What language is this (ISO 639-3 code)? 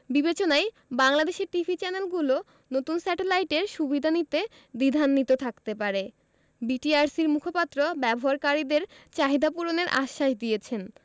ben